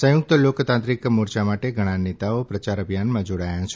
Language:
Gujarati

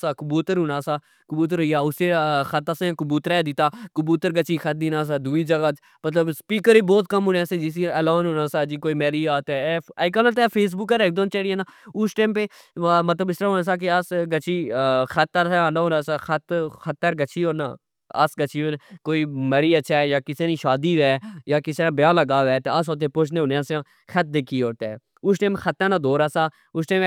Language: Pahari-Potwari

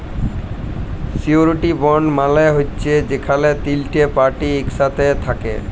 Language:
Bangla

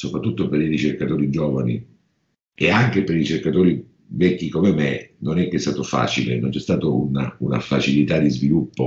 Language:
Italian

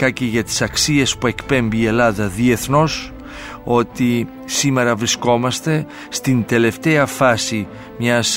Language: Greek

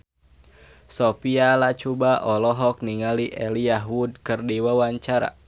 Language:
Sundanese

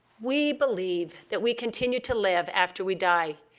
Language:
English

